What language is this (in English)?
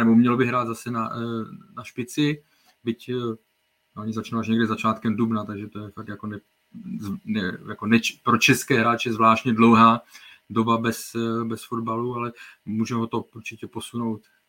Czech